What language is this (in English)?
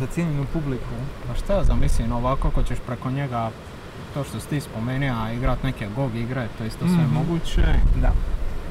Croatian